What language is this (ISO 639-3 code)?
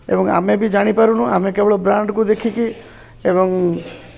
ori